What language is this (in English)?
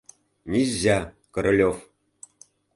Mari